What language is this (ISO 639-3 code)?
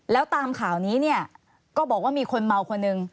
tha